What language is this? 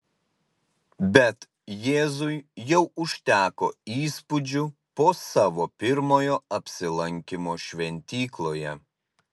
Lithuanian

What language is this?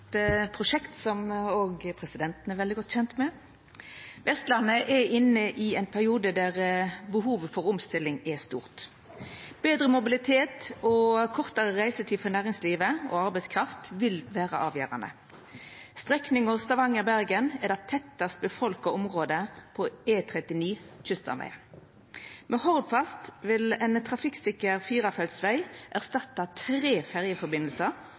Norwegian Nynorsk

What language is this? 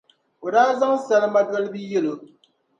Dagbani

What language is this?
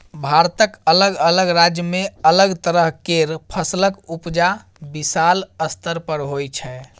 Maithili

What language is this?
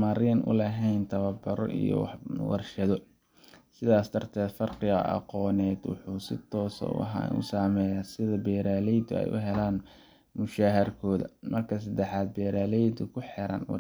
Somali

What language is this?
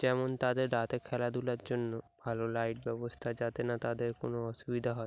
Bangla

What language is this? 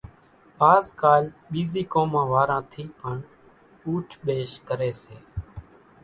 Kachi Koli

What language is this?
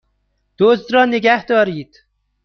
Persian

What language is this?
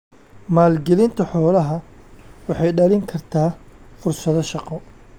Somali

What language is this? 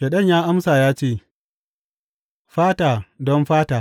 Hausa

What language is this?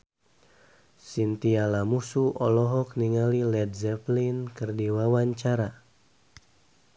Sundanese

